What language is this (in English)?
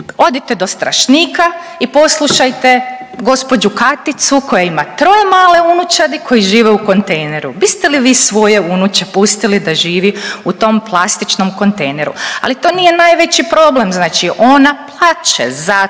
Croatian